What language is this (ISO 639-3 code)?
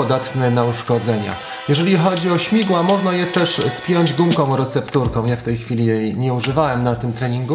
pol